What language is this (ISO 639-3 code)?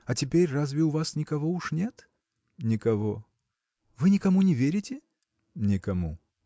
rus